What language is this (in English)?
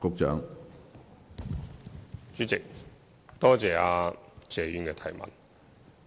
Cantonese